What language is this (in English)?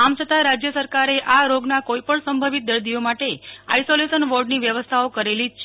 Gujarati